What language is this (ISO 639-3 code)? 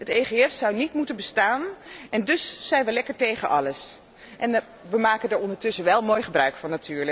nld